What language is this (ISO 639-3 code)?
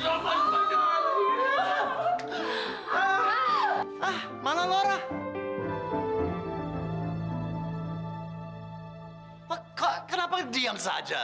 ind